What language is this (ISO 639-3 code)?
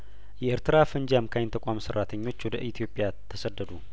amh